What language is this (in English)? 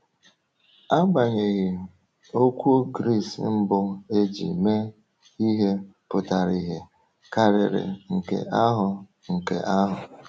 Igbo